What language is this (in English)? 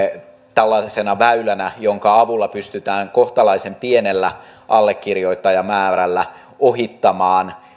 Finnish